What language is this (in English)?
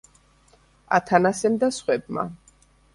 Georgian